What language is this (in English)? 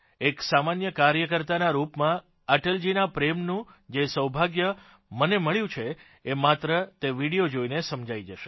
Gujarati